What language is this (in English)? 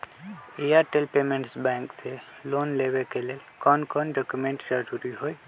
Magahi